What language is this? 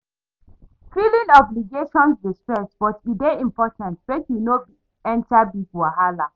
Nigerian Pidgin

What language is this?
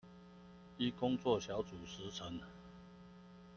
Chinese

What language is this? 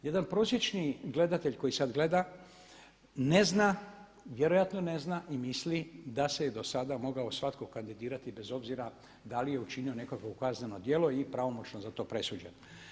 Croatian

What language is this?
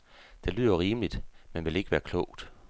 Danish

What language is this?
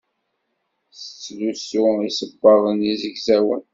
Kabyle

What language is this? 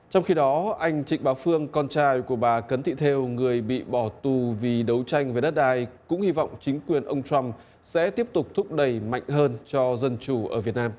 Vietnamese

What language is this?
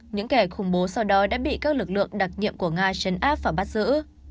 Vietnamese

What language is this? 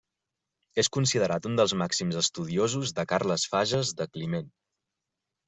Catalan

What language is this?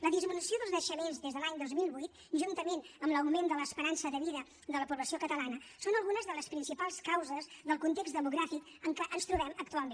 Catalan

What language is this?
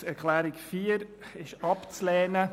Swiss German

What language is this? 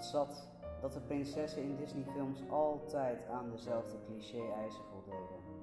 Dutch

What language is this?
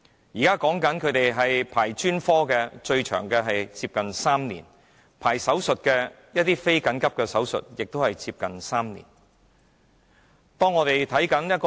Cantonese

